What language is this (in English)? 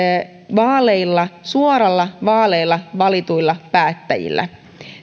Finnish